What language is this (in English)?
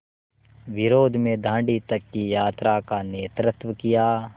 Hindi